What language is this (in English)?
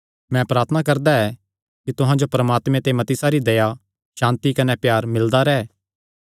Kangri